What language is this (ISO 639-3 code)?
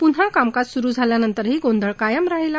mar